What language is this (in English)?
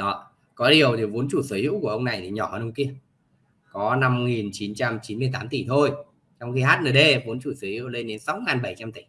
Vietnamese